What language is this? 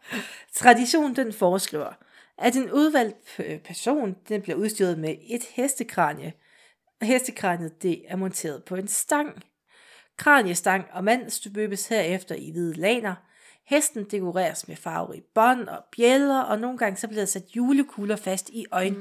Danish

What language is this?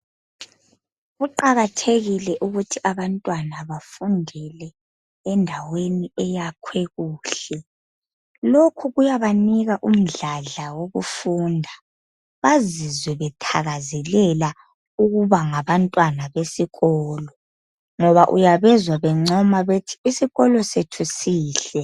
North Ndebele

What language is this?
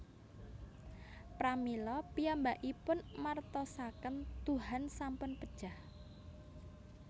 Javanese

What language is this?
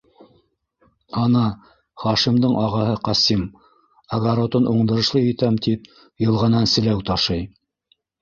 Bashkir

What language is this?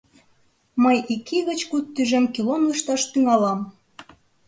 Mari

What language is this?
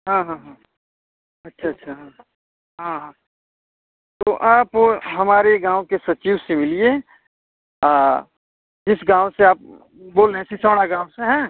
Hindi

